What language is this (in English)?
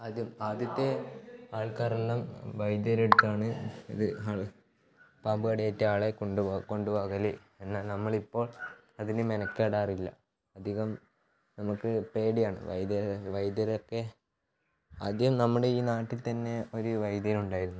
Malayalam